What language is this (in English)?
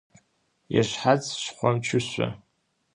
Adyghe